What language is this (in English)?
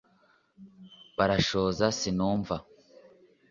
Kinyarwanda